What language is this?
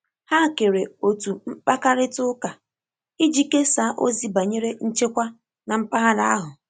Igbo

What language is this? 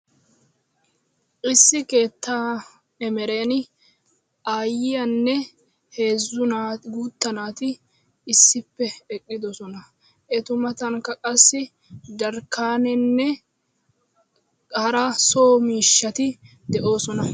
Wolaytta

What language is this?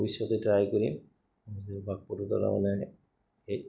Assamese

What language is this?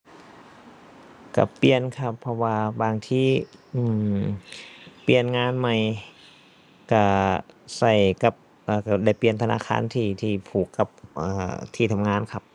Thai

